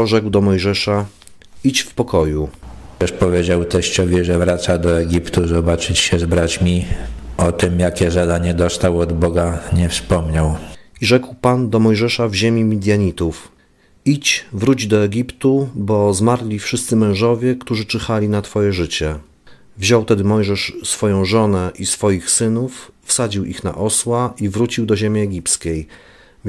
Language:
Polish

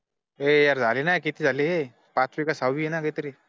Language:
Marathi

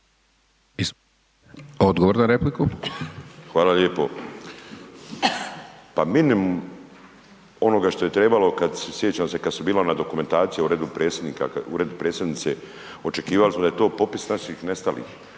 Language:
Croatian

